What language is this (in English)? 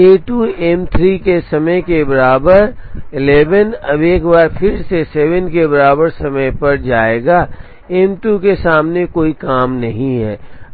Hindi